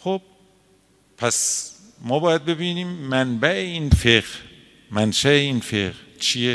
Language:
Persian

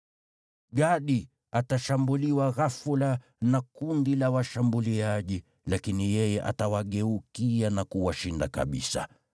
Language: Swahili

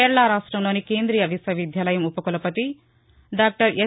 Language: Telugu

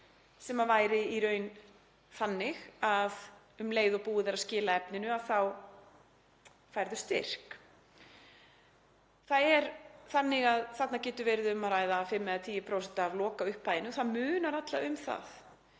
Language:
Icelandic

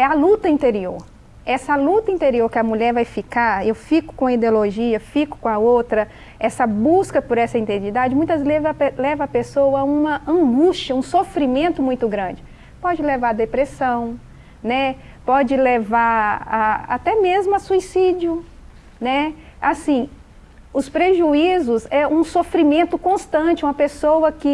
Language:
Portuguese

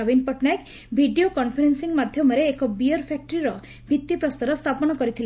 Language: Odia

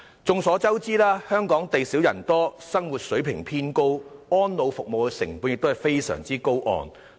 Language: Cantonese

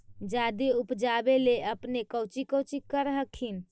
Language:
Magahi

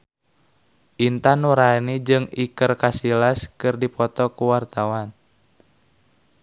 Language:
Sundanese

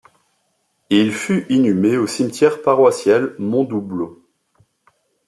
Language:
French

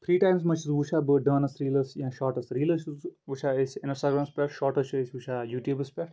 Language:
Kashmiri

